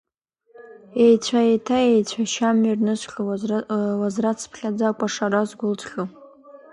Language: Abkhazian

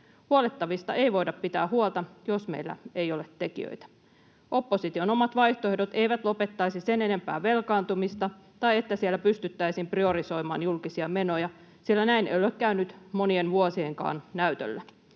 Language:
Finnish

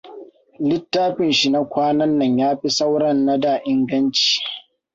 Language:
Hausa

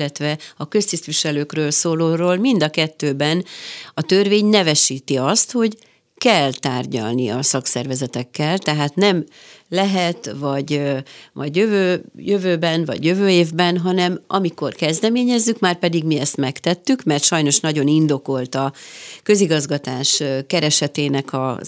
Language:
Hungarian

